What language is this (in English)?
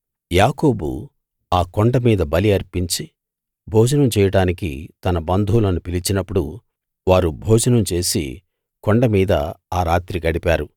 Telugu